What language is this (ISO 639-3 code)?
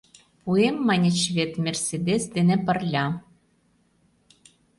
chm